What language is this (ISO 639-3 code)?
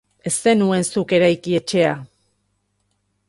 eus